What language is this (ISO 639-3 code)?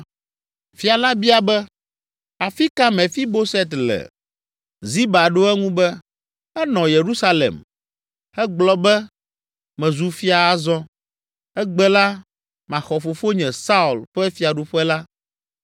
ewe